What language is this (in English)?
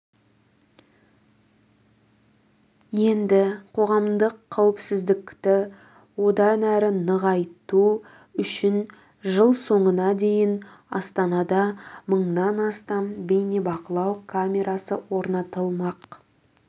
Kazakh